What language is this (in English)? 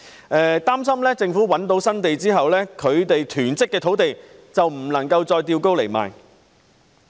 Cantonese